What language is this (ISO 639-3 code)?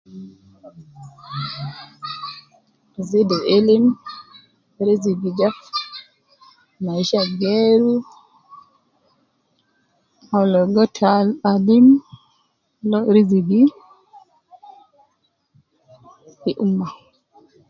kcn